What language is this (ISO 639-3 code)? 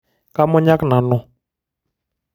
mas